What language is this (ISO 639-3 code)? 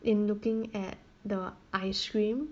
eng